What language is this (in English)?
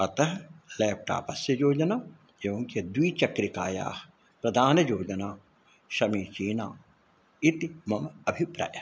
Sanskrit